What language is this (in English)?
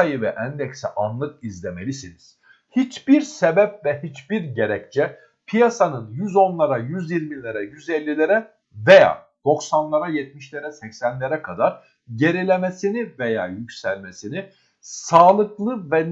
Turkish